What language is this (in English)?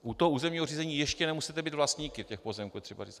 Czech